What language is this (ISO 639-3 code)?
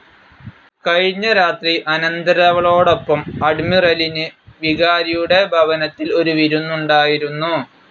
mal